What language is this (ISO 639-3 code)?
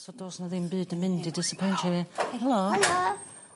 cym